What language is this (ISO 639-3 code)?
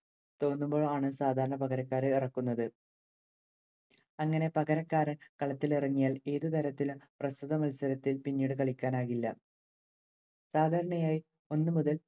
mal